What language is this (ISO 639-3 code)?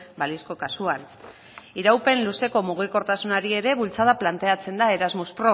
eus